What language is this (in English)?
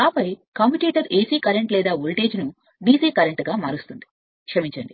Telugu